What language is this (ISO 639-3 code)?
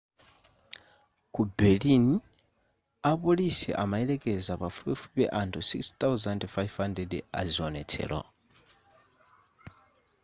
nya